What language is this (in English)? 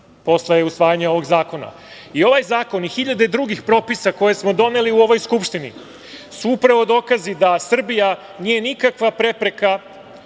Serbian